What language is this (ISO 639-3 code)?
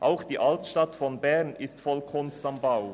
gsw